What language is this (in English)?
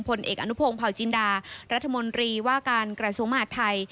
Thai